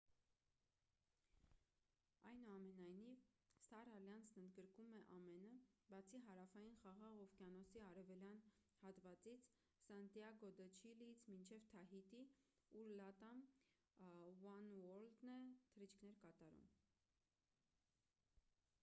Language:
Armenian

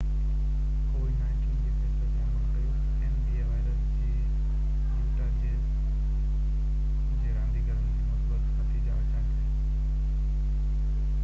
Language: Sindhi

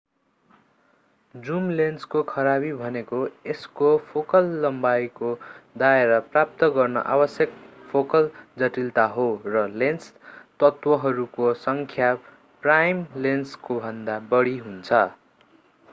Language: Nepali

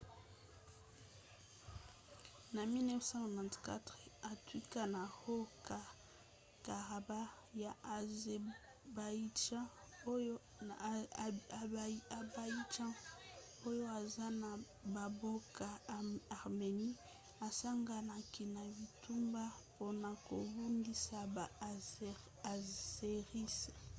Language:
Lingala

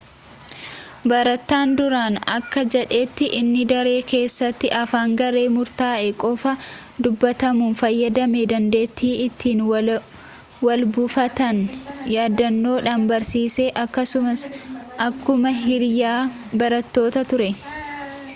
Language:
Oromo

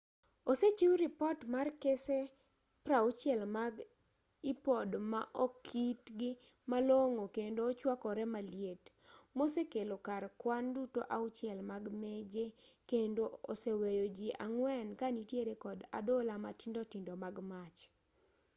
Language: Luo (Kenya and Tanzania)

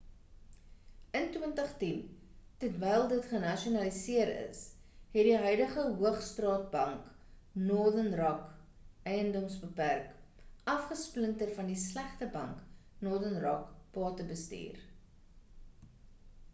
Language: Afrikaans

